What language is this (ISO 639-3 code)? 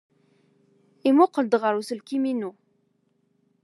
kab